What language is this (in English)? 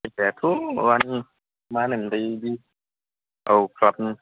Bodo